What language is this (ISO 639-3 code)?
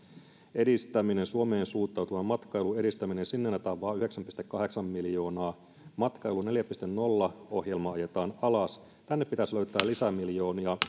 fin